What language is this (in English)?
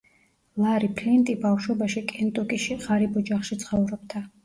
Georgian